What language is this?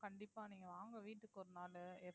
Tamil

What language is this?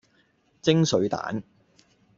Cantonese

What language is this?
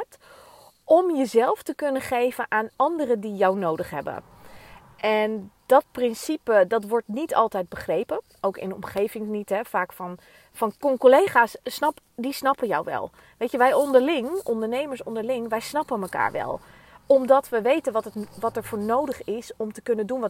Dutch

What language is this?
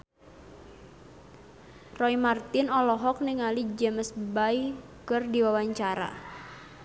Sundanese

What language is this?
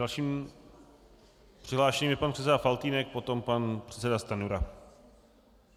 Czech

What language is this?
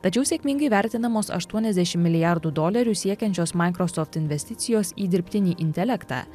Lithuanian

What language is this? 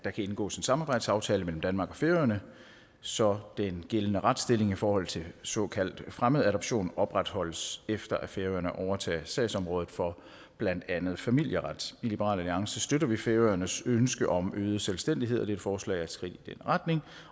Danish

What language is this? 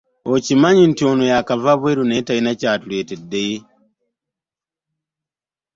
Ganda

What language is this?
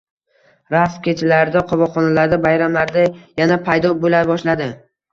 Uzbek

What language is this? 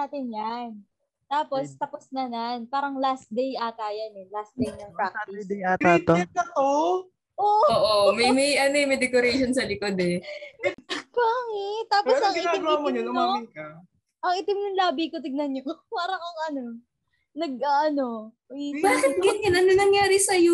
Filipino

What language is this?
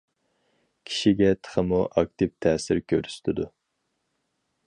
Uyghur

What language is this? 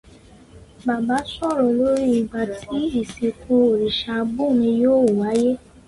Yoruba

